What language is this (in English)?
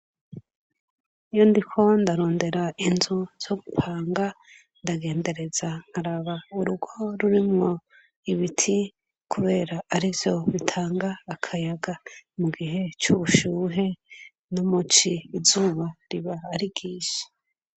Rundi